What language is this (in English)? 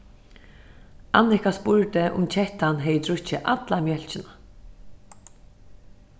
Faroese